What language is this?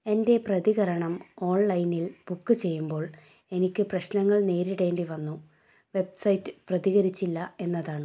Malayalam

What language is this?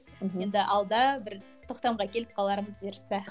Kazakh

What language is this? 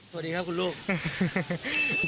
Thai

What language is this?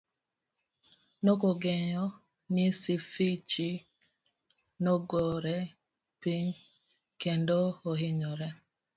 Luo (Kenya and Tanzania)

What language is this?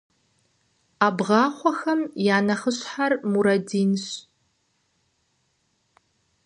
Kabardian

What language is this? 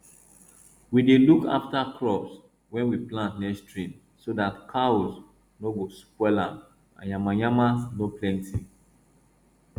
Nigerian Pidgin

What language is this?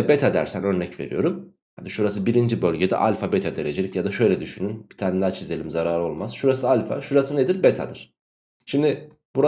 Turkish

